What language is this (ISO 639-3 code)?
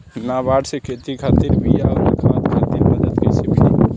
bho